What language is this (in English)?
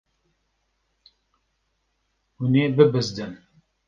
Kurdish